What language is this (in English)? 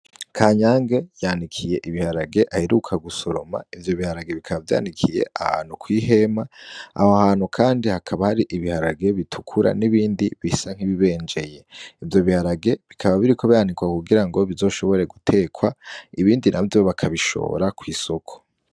Rundi